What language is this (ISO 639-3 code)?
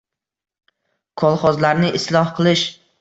uzb